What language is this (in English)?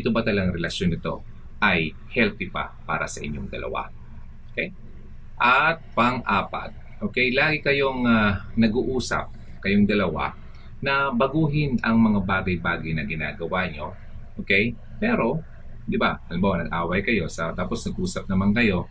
Filipino